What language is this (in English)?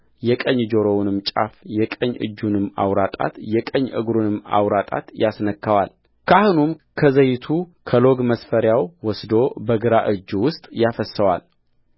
Amharic